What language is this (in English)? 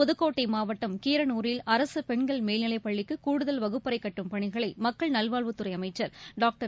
Tamil